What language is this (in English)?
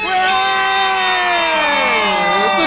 Thai